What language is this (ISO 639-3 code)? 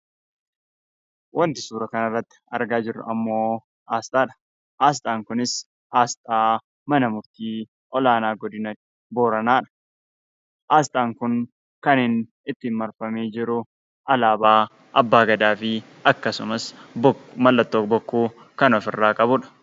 orm